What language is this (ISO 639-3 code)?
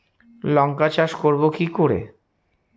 ben